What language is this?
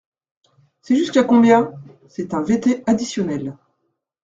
French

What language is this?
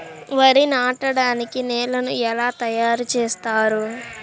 Telugu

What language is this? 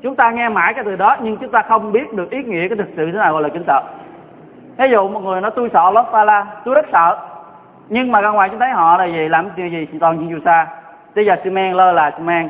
Vietnamese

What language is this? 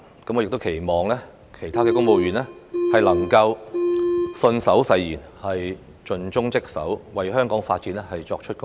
Cantonese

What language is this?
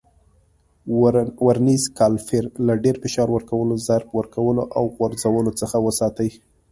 Pashto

